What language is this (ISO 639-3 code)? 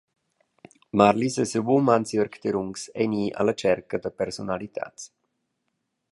roh